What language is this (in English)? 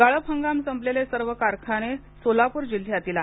Marathi